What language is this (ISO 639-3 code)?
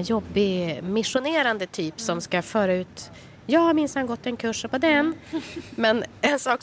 swe